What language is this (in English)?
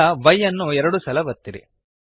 Kannada